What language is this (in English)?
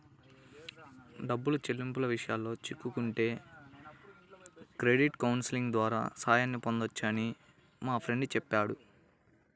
Telugu